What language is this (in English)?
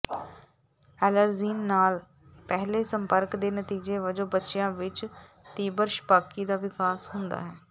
Punjabi